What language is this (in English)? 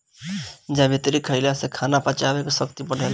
Bhojpuri